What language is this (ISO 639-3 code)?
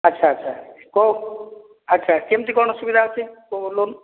ori